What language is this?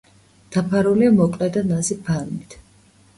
Georgian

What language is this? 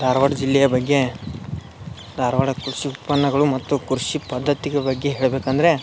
Kannada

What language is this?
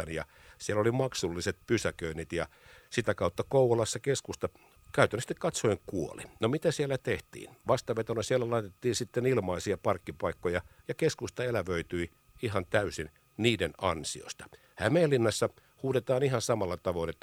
Finnish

